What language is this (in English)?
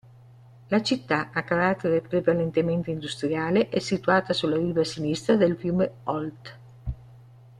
Italian